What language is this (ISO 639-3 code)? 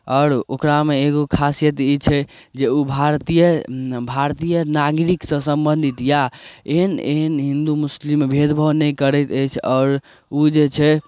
mai